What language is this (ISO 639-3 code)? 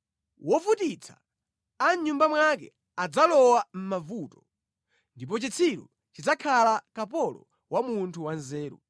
nya